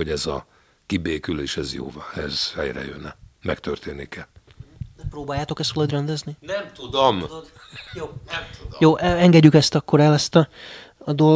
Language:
Hungarian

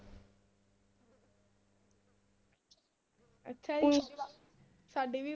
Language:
Punjabi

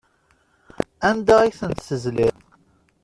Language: Kabyle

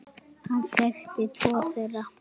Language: Icelandic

